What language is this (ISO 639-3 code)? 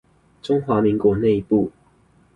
zho